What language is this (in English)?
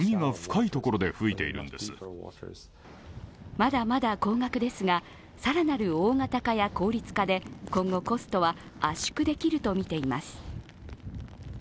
Japanese